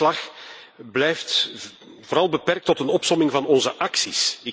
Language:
Dutch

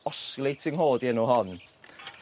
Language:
Welsh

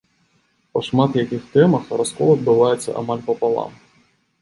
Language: Belarusian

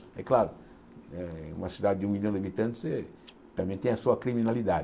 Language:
Portuguese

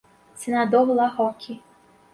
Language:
Portuguese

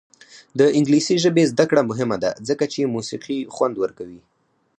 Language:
Pashto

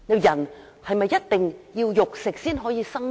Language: Cantonese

